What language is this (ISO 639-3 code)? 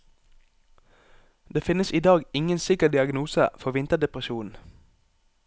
nor